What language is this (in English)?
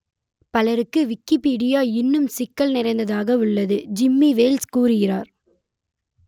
Tamil